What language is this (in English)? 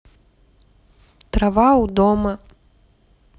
Russian